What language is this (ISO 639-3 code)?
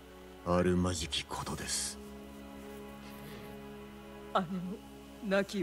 deu